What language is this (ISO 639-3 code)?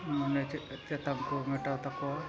sat